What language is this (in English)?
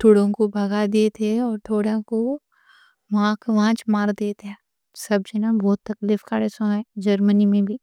Deccan